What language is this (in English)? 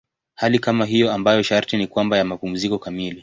Swahili